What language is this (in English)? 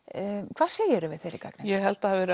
Icelandic